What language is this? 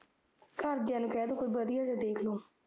Punjabi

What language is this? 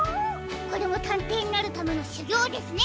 Japanese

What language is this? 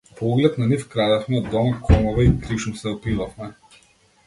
Macedonian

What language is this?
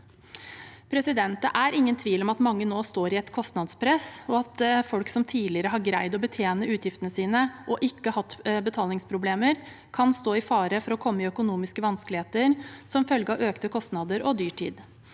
Norwegian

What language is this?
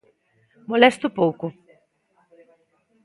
Galician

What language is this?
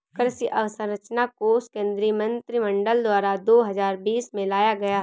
Hindi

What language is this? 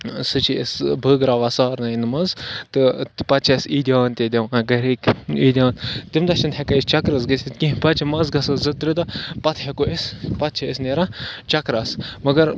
Kashmiri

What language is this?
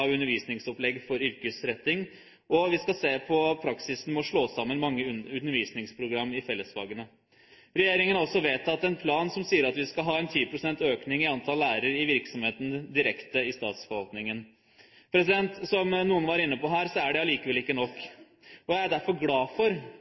Norwegian Bokmål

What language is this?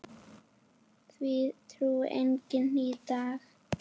Icelandic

